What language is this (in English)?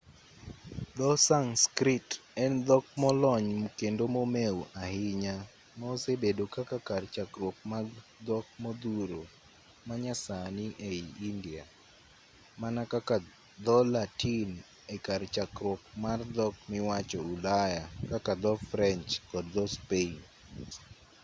Luo (Kenya and Tanzania)